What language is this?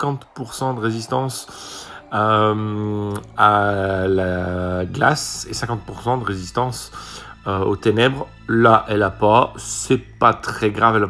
French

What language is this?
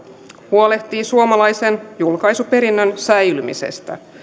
Finnish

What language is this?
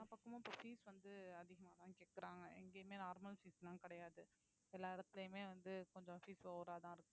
Tamil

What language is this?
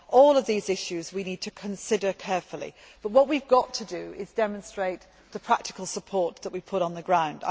English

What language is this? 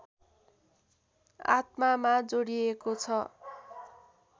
Nepali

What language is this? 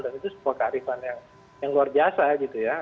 Indonesian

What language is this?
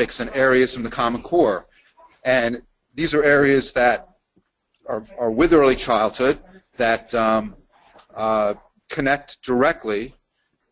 English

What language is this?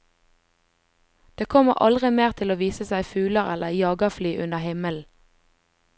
Norwegian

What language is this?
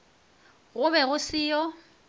Northern Sotho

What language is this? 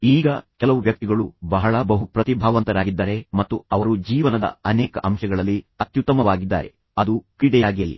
Kannada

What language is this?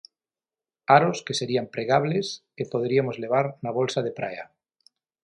Galician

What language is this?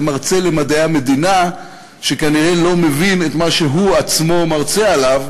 Hebrew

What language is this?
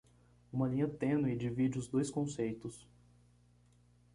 Portuguese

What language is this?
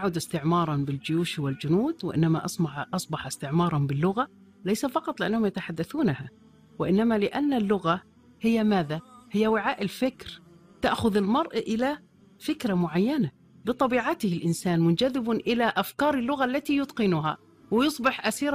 Arabic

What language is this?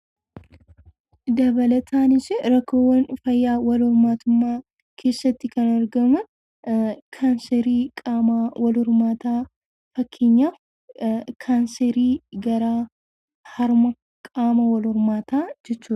Oromo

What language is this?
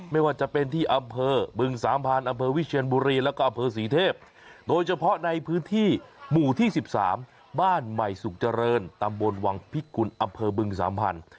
Thai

